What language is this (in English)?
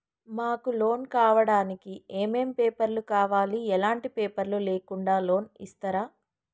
Telugu